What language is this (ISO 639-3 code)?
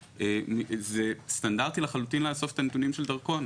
heb